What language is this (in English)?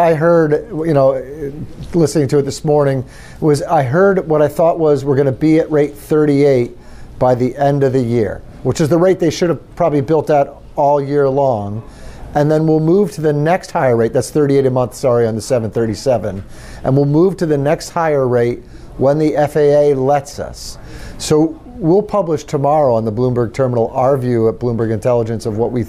English